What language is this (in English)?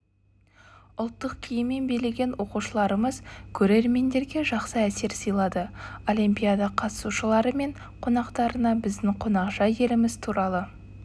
Kazakh